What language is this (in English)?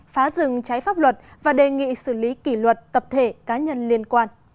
Vietnamese